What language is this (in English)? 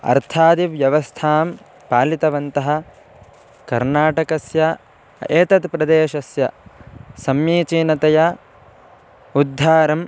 Sanskrit